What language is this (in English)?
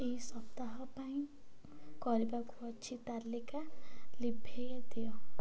Odia